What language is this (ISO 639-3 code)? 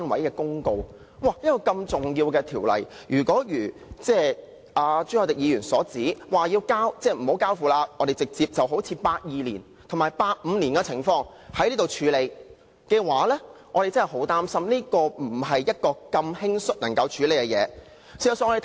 yue